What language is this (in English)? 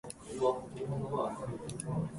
Japanese